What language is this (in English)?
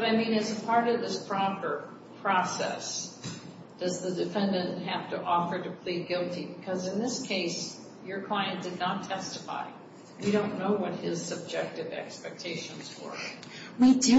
English